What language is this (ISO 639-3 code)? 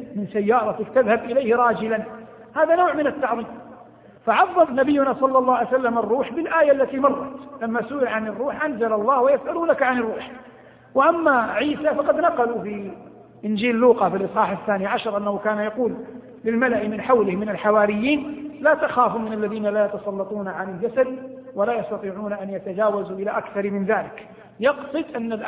ara